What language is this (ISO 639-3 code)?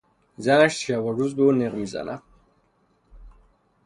fas